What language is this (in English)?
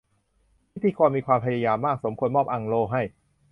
Thai